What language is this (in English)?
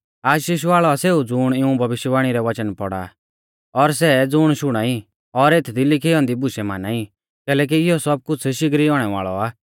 Mahasu Pahari